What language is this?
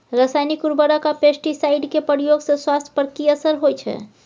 Maithili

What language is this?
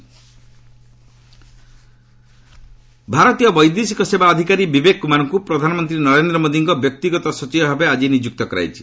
Odia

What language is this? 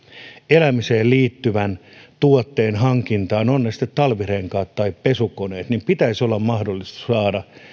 Finnish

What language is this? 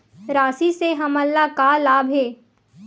Chhattisgarhi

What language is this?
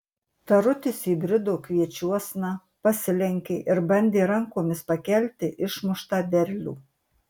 Lithuanian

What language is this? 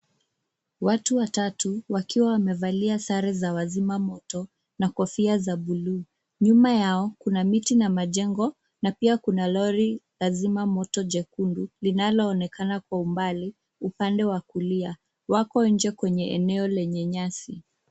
Swahili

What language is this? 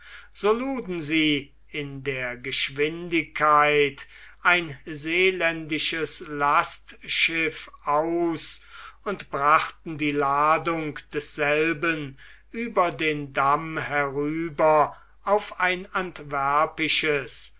German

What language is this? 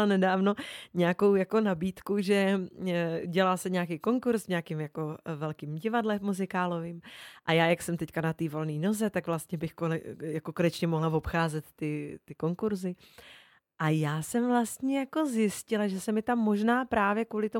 Czech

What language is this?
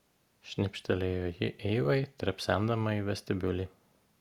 Lithuanian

